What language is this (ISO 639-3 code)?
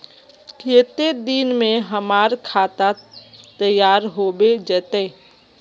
mag